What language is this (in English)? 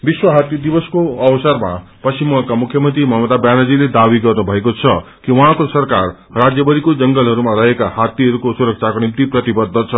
Nepali